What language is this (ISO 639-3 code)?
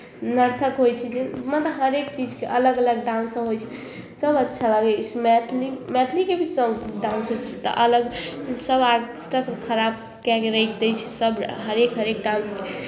mai